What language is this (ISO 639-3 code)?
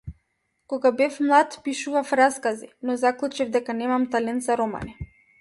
mkd